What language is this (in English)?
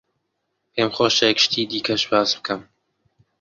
Central Kurdish